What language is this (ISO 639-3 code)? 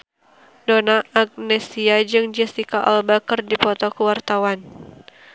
sun